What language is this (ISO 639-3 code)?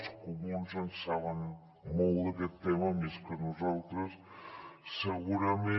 cat